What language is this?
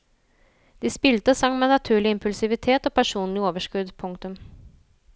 Norwegian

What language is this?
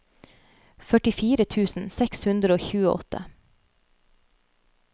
Norwegian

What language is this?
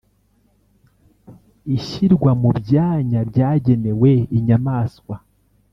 Kinyarwanda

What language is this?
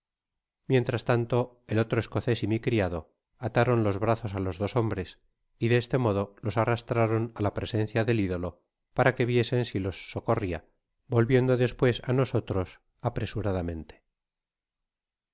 Spanish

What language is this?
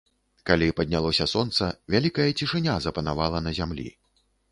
Belarusian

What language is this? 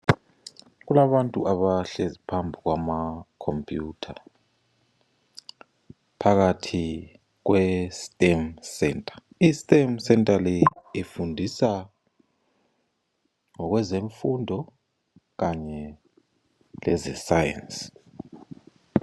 North Ndebele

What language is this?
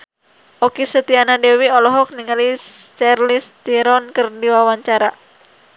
Sundanese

